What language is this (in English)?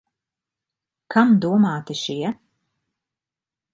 Latvian